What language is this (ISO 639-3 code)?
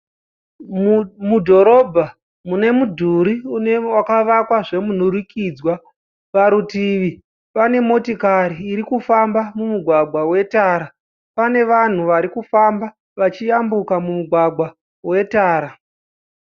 sna